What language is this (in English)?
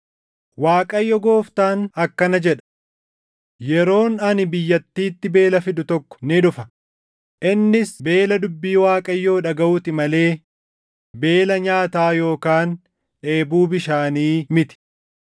Oromo